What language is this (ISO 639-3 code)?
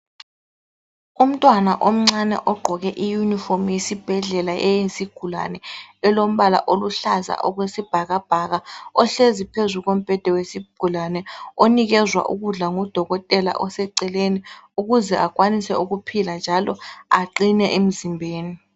nde